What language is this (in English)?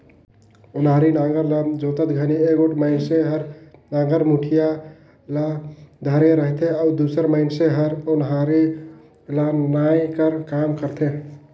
Chhattisgarhi